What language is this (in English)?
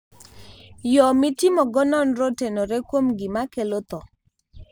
Luo (Kenya and Tanzania)